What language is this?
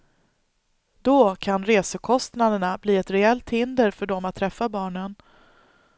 Swedish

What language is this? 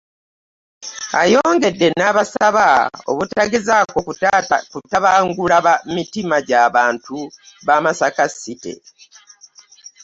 Ganda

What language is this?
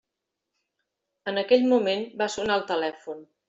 Catalan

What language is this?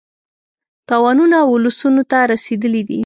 Pashto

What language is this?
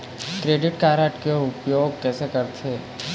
Chhattisgarhi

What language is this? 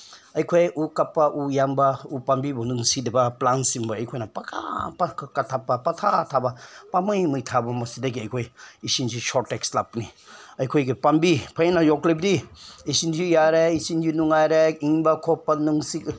Manipuri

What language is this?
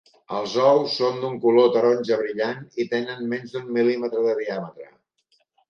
Catalan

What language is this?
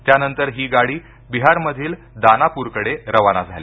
Marathi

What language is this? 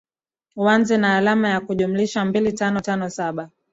Swahili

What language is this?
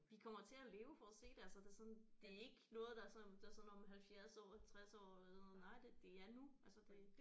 Danish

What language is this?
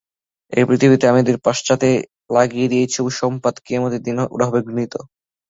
Bangla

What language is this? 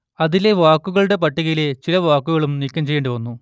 Malayalam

